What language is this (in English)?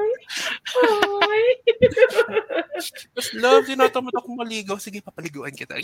Filipino